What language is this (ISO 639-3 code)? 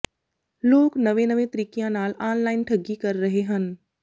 pan